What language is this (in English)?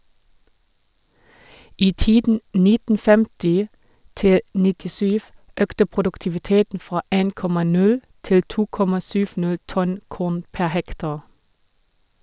Norwegian